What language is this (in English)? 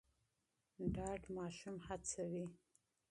Pashto